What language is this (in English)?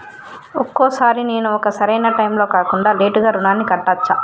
Telugu